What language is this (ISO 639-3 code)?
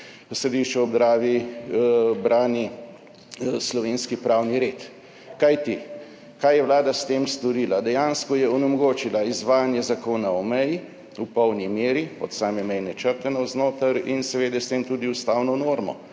slv